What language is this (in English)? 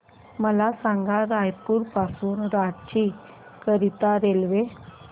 Marathi